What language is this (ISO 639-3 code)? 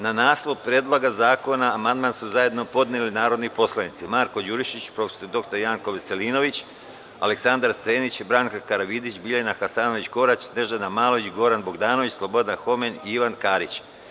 srp